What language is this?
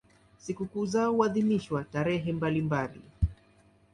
Swahili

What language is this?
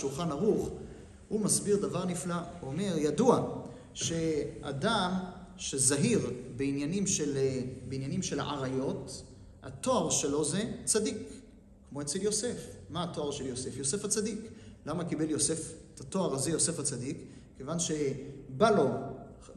Hebrew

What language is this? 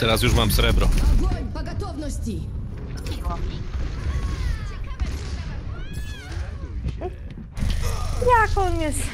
Polish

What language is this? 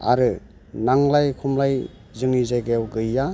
Bodo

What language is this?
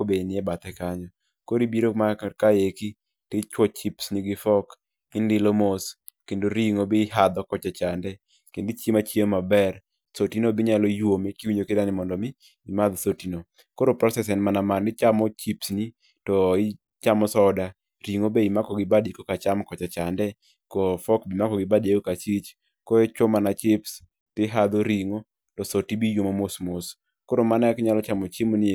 Luo (Kenya and Tanzania)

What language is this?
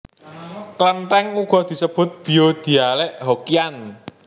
Javanese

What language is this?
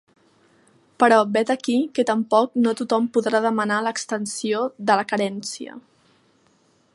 Catalan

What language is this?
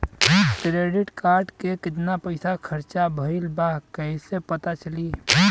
Bhojpuri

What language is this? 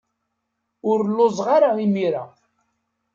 Kabyle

